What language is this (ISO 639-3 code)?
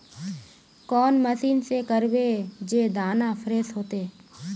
mag